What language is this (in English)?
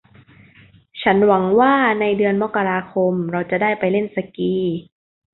Thai